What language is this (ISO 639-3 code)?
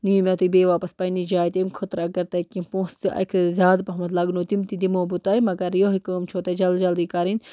kas